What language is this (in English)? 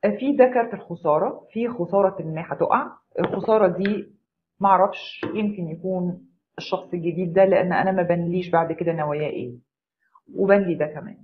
Arabic